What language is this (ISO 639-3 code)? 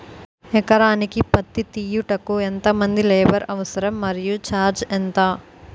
tel